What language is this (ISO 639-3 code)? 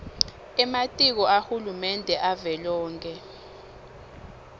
ssw